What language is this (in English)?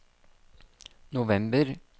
Norwegian